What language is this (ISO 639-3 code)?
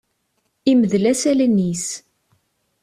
kab